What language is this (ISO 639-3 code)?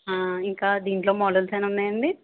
tel